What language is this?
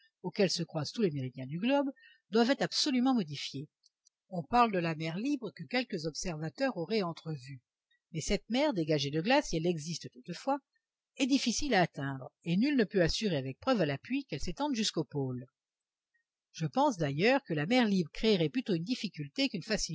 French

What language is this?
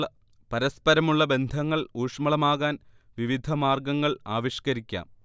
Malayalam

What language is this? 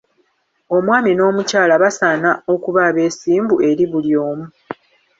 Ganda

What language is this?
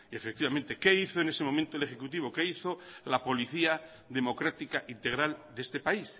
Spanish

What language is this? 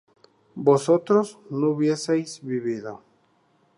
Spanish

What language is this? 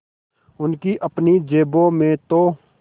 Hindi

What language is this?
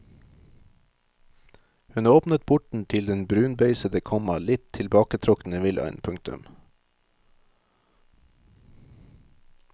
Norwegian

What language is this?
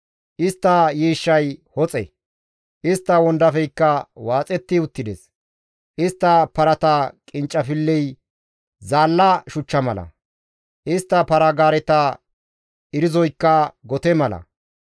Gamo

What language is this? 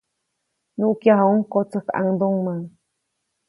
Copainalá Zoque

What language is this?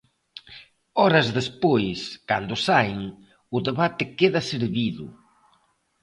Galician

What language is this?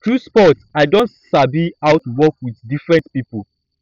Nigerian Pidgin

